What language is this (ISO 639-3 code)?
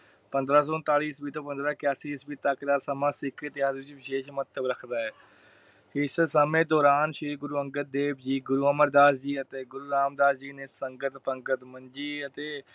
pan